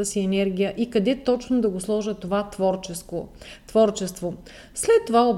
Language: Bulgarian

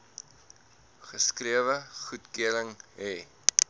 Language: Afrikaans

